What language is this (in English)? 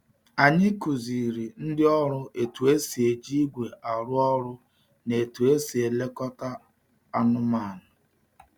Igbo